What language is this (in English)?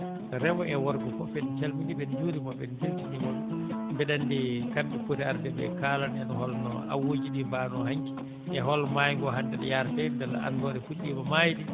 Fula